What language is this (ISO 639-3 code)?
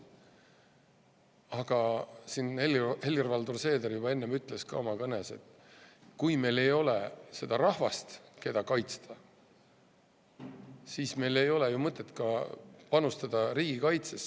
est